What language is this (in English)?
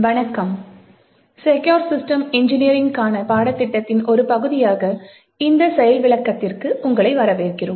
Tamil